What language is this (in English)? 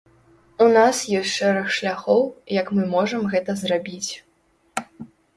Belarusian